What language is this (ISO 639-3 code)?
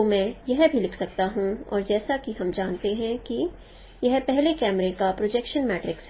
hin